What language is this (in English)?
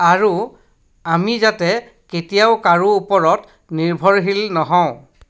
Assamese